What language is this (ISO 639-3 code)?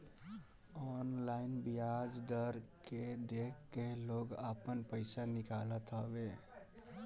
bho